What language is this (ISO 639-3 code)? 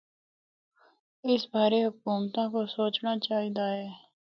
hno